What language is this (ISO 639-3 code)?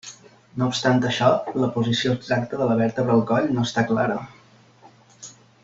cat